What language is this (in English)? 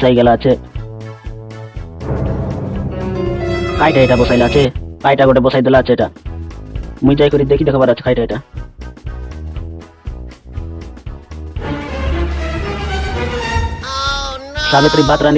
Odia